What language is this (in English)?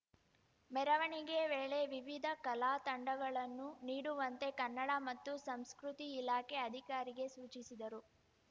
Kannada